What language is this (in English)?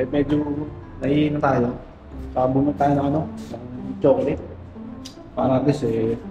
Filipino